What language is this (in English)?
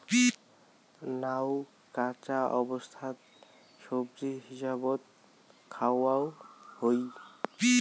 Bangla